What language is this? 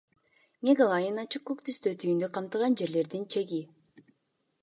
Kyrgyz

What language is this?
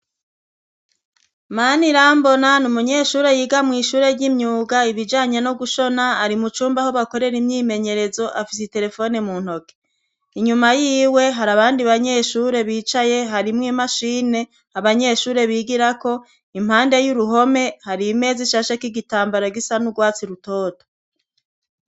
Rundi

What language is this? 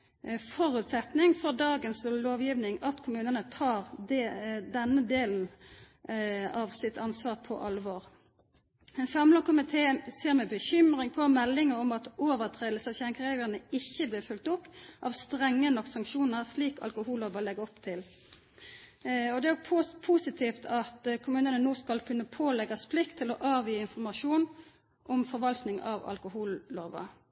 Norwegian Nynorsk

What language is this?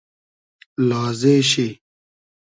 Hazaragi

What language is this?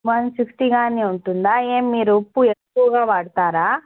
Telugu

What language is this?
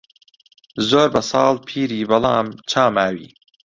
Central Kurdish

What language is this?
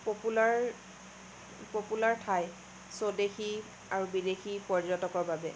Assamese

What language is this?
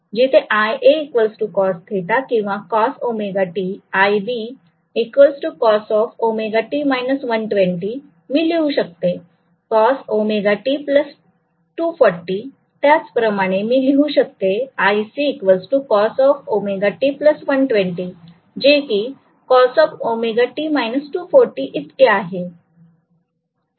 Marathi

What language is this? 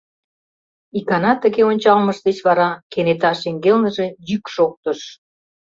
Mari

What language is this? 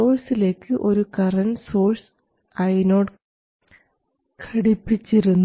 Malayalam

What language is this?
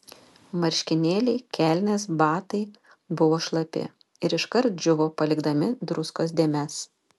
Lithuanian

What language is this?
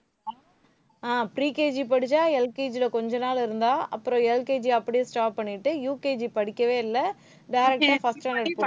Tamil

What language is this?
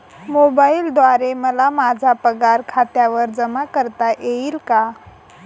Marathi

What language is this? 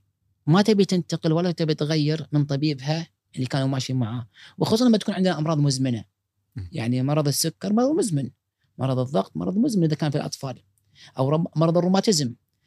Arabic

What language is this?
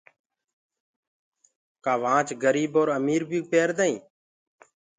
Gurgula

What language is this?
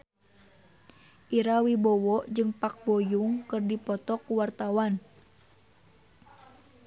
Sundanese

